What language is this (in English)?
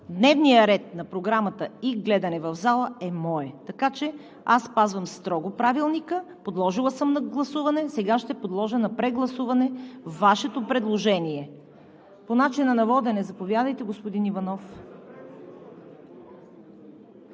Bulgarian